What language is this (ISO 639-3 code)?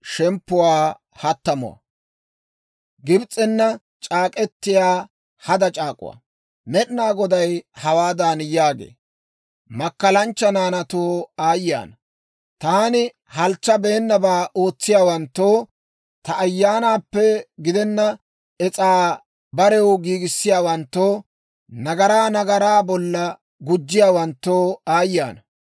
dwr